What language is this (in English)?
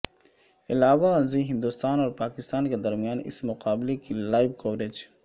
Urdu